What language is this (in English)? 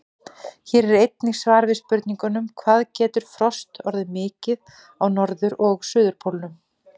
Icelandic